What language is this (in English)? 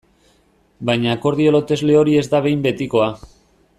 Basque